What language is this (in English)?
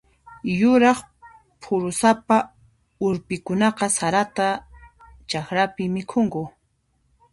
Puno Quechua